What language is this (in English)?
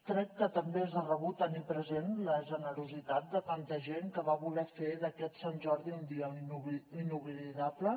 Catalan